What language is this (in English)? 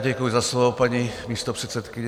Czech